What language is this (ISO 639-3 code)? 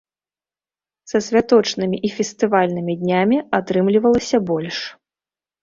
bel